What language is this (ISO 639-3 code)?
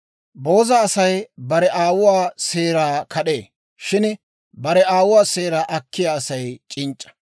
dwr